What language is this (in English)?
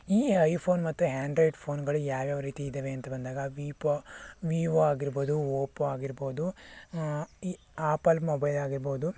Kannada